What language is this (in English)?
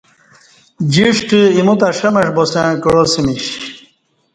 Kati